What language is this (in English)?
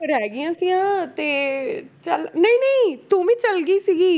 Punjabi